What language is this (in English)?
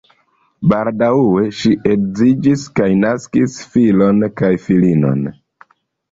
Esperanto